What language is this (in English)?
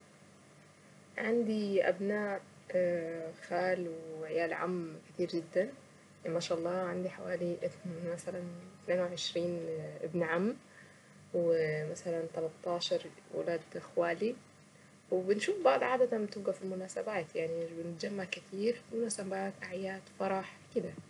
Saidi Arabic